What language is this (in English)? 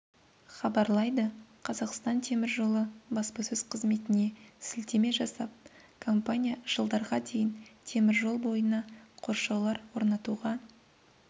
Kazakh